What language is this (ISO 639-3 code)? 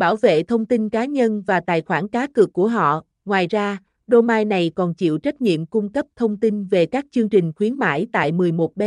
vie